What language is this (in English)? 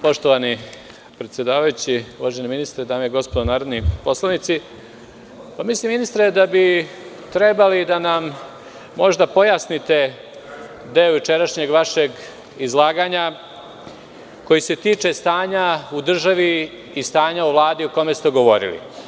Serbian